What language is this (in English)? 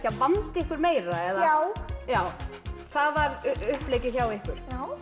Icelandic